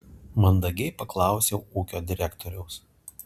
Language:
Lithuanian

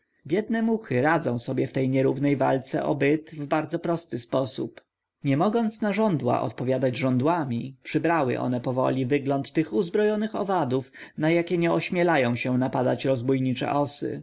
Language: Polish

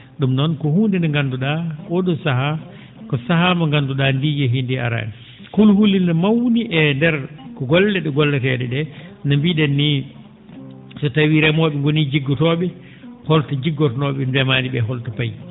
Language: Fula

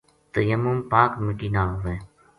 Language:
Gujari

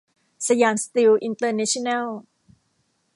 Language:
Thai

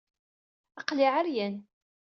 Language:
Kabyle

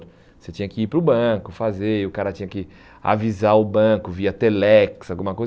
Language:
Portuguese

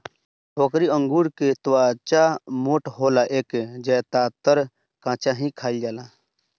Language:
Bhojpuri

